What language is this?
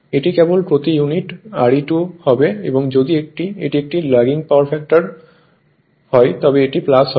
Bangla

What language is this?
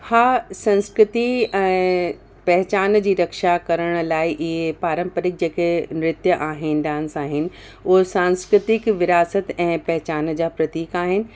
Sindhi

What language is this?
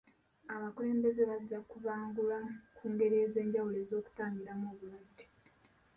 Ganda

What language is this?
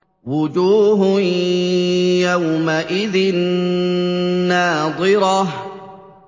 Arabic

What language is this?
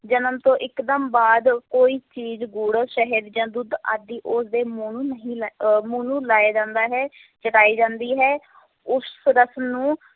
Punjabi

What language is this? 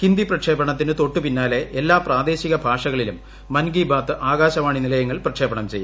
Malayalam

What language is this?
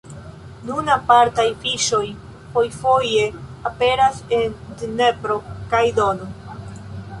Esperanto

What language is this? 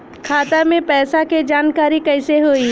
Bhojpuri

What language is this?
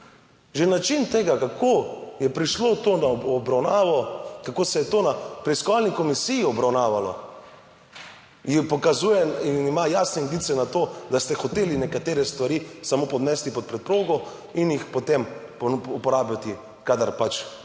Slovenian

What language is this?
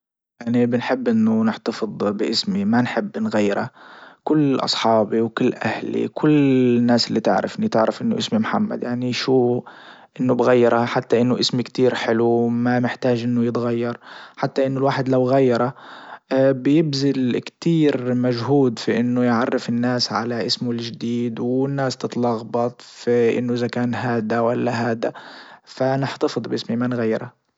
Libyan Arabic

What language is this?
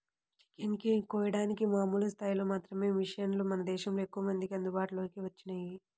Telugu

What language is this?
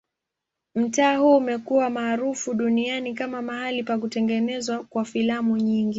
Swahili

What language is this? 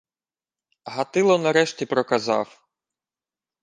Ukrainian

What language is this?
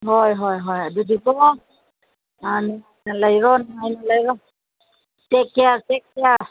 Manipuri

